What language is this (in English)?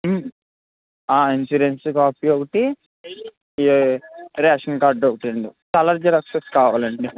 Telugu